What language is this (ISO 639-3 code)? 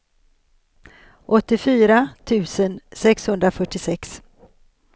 swe